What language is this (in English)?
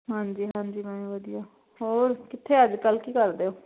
Punjabi